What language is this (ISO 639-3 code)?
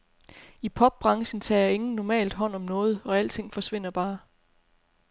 dan